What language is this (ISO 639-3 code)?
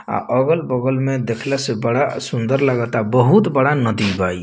bho